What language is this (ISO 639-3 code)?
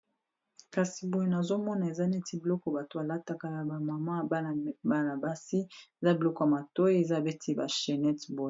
lin